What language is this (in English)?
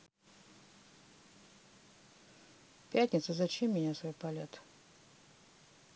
Russian